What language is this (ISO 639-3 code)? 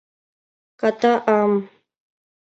chm